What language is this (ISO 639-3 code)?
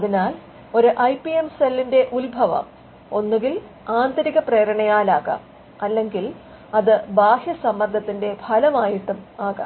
mal